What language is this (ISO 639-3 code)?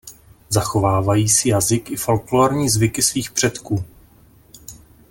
ces